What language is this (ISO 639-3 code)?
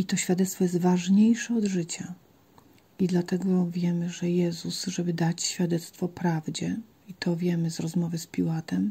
pol